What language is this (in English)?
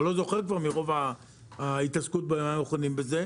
Hebrew